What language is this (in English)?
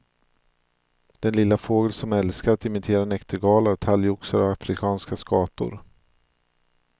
Swedish